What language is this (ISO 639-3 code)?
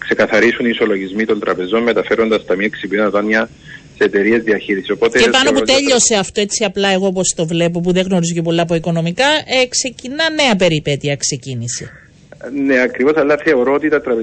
ell